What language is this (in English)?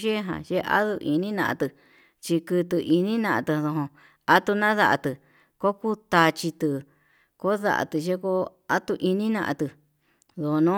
Yutanduchi Mixtec